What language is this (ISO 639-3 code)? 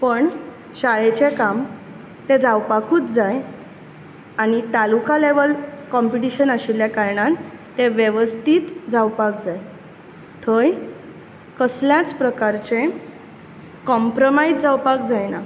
kok